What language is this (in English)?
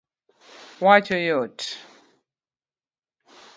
Luo (Kenya and Tanzania)